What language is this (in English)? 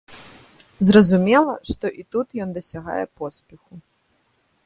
Belarusian